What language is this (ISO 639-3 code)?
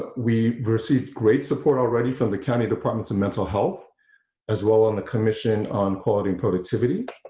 eng